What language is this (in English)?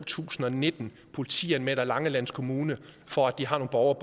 Danish